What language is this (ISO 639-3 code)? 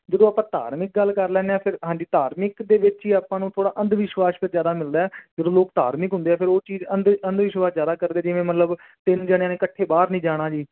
pan